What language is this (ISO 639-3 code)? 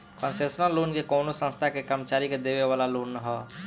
bho